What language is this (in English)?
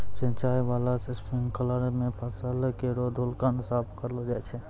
Maithili